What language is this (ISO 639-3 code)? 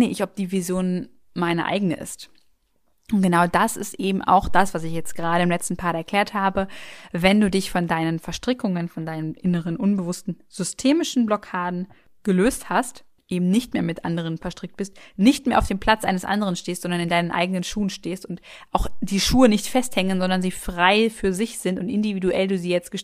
deu